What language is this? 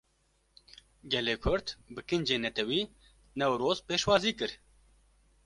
Kurdish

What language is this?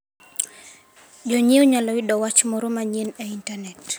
Luo (Kenya and Tanzania)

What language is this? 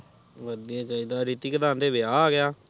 Punjabi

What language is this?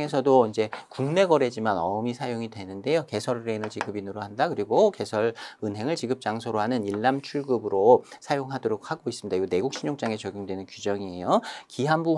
Korean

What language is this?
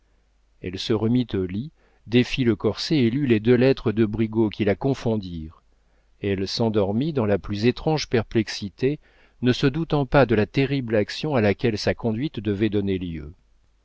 French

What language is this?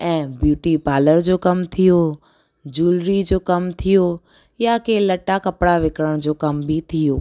Sindhi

